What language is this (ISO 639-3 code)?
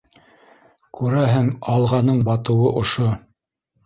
bak